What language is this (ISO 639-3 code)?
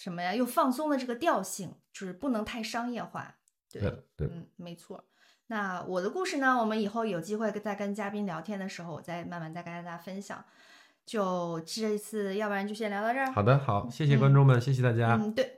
zho